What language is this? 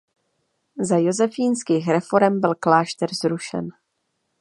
Czech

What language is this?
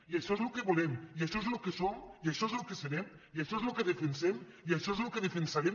Catalan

